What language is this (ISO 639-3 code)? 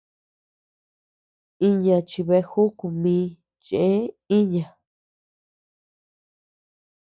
cux